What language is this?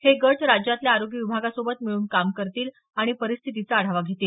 Marathi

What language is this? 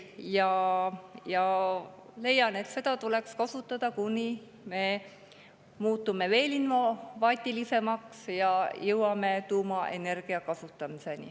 Estonian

